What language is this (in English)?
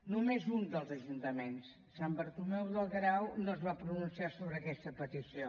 Catalan